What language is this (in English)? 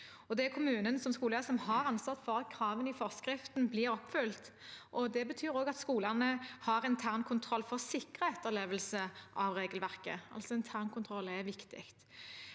Norwegian